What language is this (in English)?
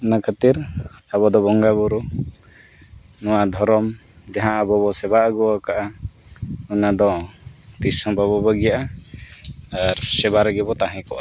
Santali